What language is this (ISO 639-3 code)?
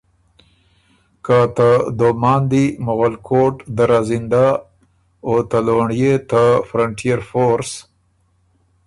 oru